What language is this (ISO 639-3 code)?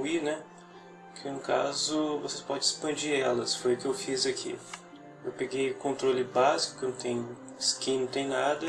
por